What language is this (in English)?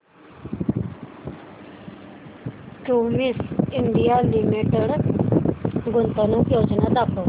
Marathi